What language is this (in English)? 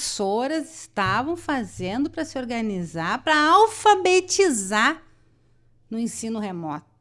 Portuguese